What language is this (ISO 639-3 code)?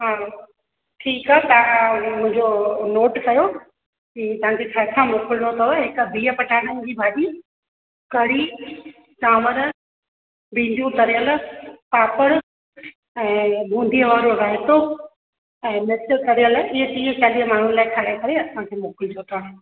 snd